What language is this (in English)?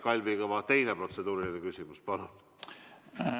Estonian